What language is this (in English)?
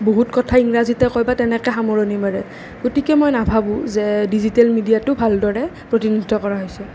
Assamese